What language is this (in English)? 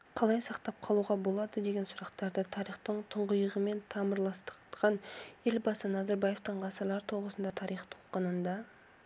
Kazakh